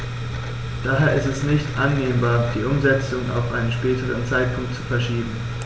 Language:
German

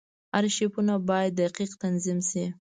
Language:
Pashto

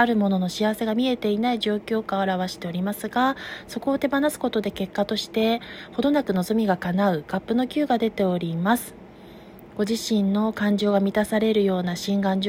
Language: Japanese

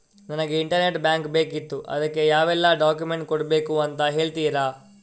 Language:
Kannada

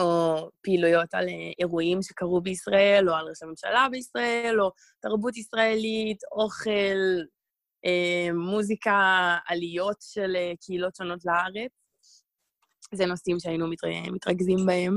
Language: Hebrew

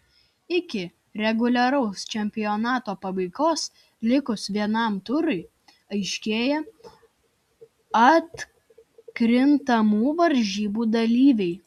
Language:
Lithuanian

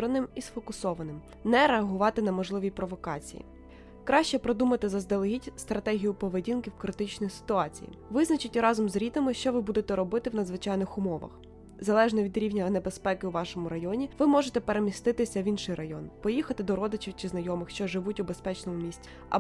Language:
Ukrainian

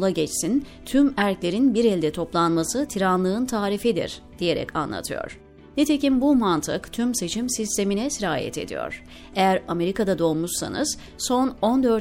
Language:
Turkish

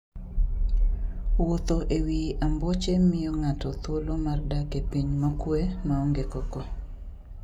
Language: Luo (Kenya and Tanzania)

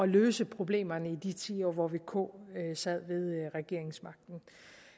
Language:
Danish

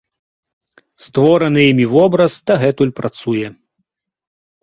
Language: Belarusian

